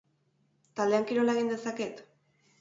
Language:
Basque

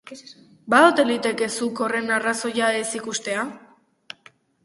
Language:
Basque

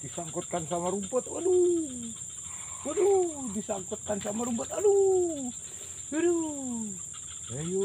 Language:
Indonesian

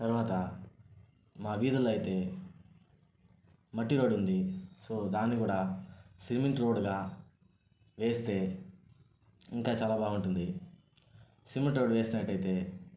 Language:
Telugu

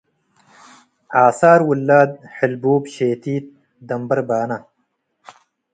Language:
Tigre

